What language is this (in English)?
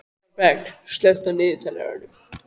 Icelandic